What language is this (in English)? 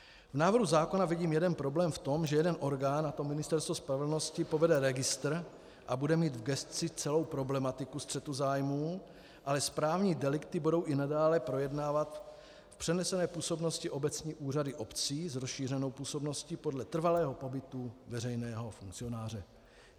Czech